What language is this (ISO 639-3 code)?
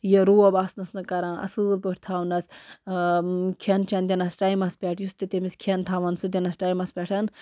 kas